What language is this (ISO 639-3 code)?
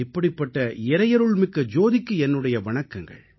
tam